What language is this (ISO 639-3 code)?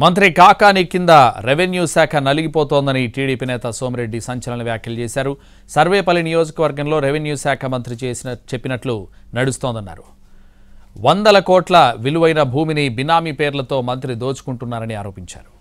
tel